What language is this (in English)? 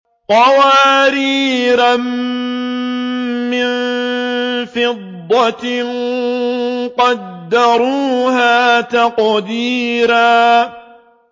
Arabic